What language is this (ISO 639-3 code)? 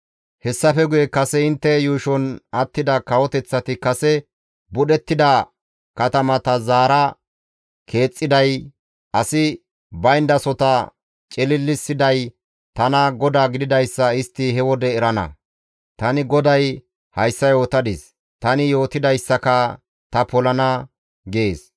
gmv